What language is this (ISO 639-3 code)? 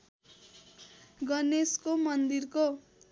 nep